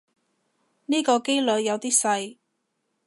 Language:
Cantonese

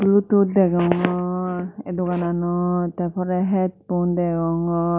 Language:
Chakma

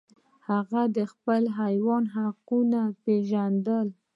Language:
Pashto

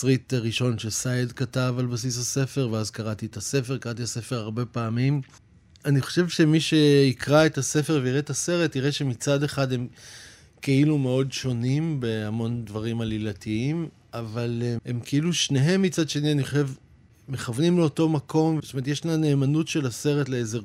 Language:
Hebrew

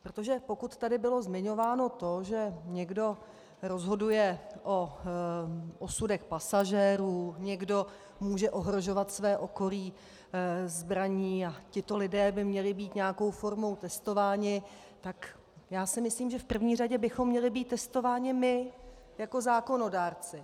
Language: Czech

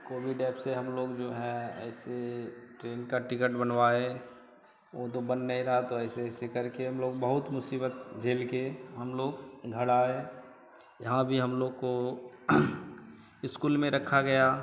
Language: Hindi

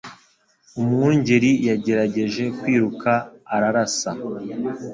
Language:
Kinyarwanda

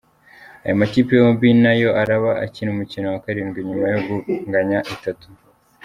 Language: Kinyarwanda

